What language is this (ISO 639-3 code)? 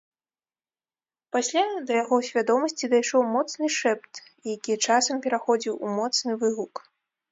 bel